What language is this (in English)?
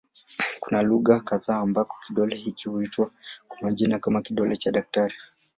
Swahili